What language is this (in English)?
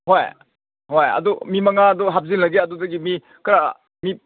Manipuri